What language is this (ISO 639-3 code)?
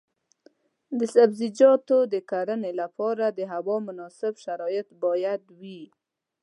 pus